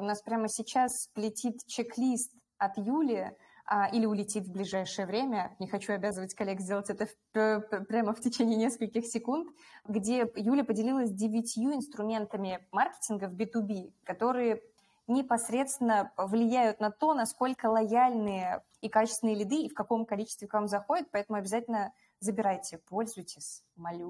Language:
Russian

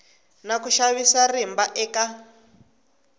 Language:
Tsonga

